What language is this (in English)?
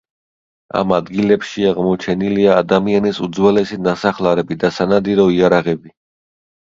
Georgian